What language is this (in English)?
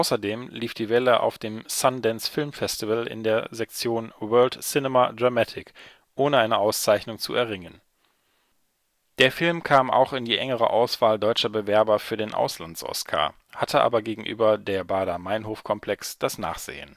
German